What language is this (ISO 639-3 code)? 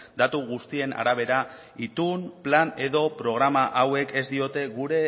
eus